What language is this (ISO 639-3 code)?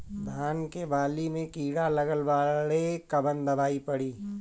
bho